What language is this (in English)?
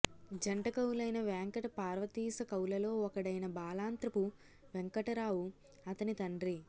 Telugu